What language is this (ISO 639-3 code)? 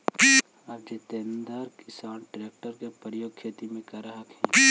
mag